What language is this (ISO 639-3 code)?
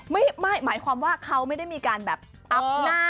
tha